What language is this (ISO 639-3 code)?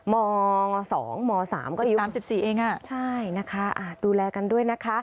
tha